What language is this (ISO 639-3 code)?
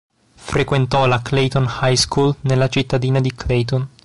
ita